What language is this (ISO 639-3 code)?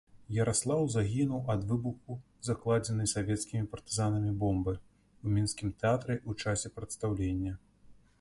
bel